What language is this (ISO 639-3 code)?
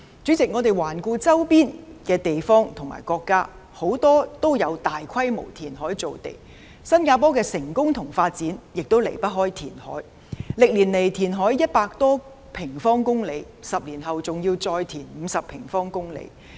yue